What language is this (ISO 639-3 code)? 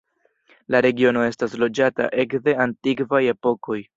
epo